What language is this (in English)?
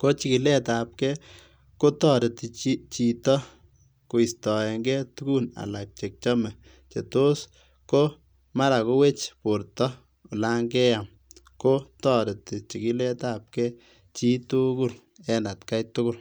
Kalenjin